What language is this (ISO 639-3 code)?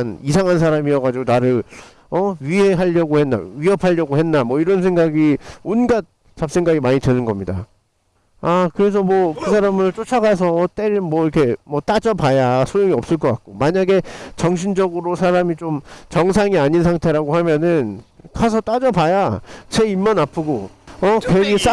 kor